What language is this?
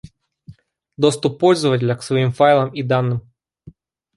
Russian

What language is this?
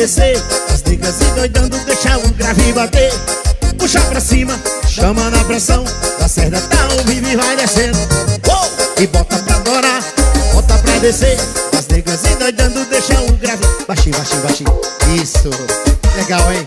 Portuguese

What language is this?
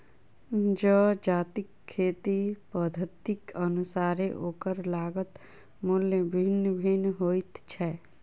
Maithili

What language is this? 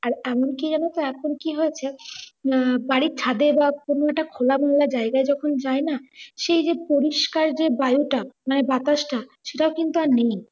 Bangla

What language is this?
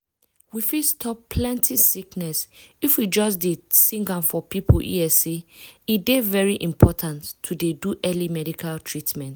Nigerian Pidgin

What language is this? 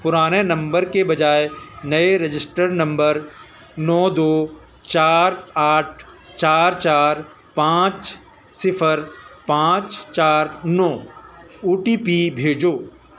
Urdu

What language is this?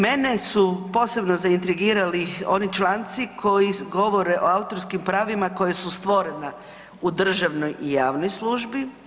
Croatian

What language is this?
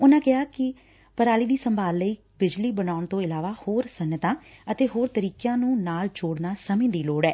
Punjabi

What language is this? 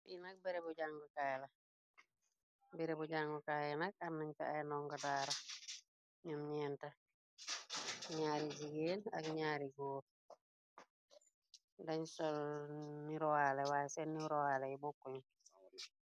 Wolof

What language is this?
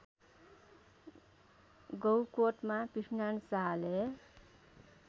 Nepali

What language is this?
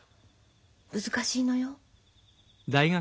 Japanese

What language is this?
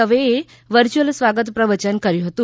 Gujarati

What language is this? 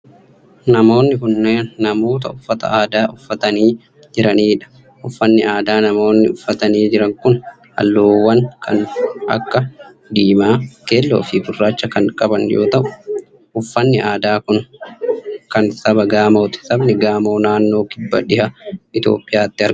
Oromo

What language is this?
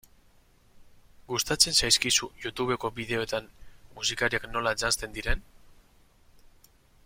Basque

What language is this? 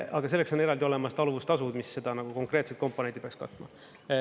Estonian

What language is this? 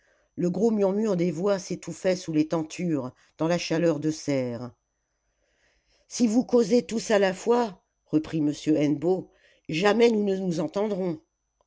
French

